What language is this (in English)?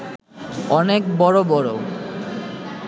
Bangla